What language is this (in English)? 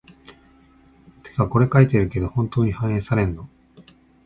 Japanese